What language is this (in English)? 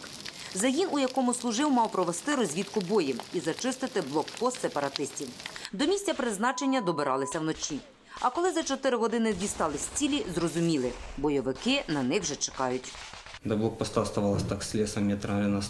Ukrainian